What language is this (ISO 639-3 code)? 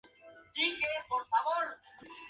spa